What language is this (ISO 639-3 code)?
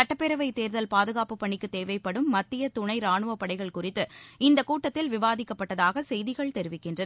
tam